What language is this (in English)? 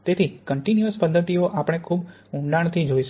Gujarati